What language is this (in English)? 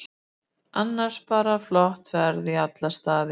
Icelandic